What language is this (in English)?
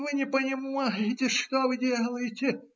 Russian